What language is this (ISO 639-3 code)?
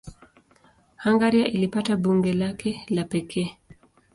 swa